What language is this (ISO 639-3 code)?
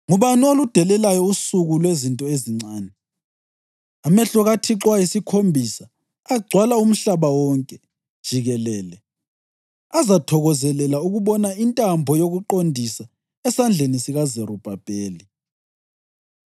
nde